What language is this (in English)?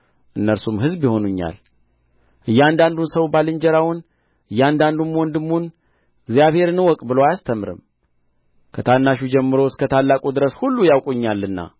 Amharic